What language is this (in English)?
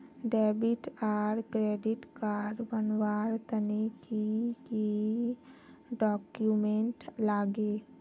Magahi